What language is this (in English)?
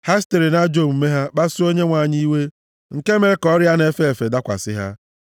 Igbo